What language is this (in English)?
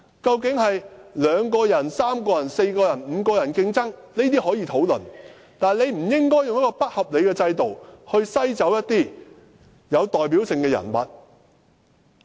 Cantonese